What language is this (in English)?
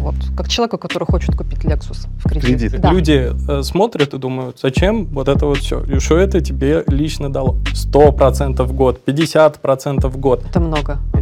Russian